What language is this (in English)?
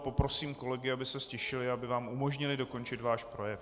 Czech